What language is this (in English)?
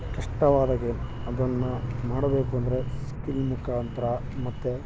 Kannada